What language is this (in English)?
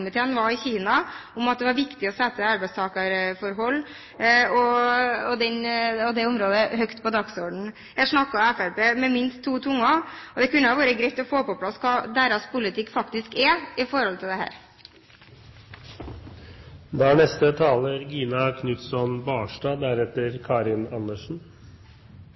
Norwegian Bokmål